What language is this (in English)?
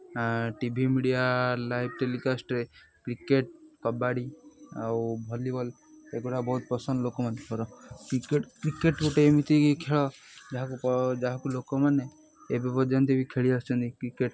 Odia